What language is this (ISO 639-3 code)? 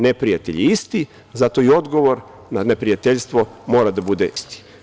srp